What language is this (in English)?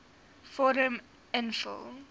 Afrikaans